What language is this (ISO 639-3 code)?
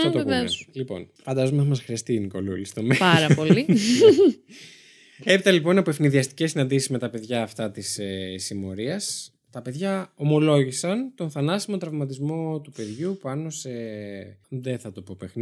ell